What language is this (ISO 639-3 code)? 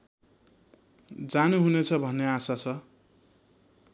nep